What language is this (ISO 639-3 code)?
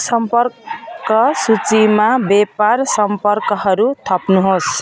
nep